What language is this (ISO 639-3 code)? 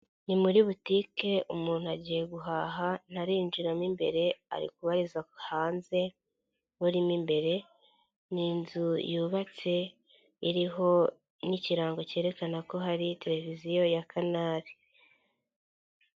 kin